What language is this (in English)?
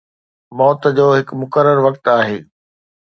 Sindhi